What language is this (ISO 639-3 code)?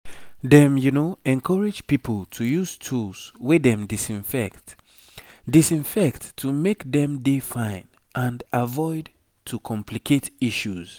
pcm